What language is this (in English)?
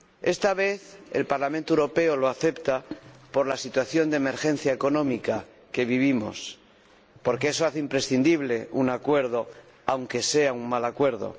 Spanish